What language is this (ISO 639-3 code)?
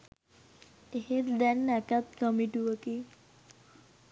sin